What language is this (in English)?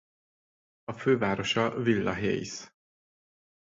Hungarian